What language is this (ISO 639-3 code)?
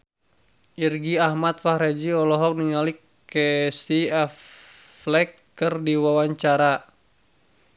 sun